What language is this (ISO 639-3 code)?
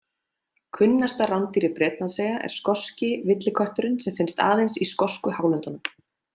isl